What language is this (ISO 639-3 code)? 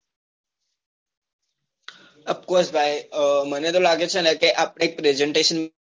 guj